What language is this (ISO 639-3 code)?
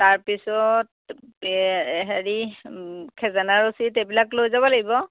asm